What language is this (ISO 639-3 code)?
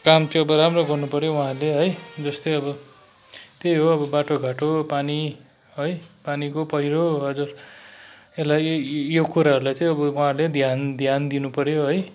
nep